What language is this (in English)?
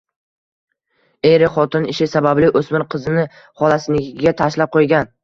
Uzbek